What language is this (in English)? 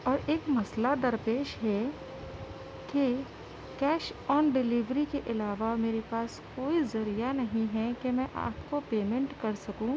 Urdu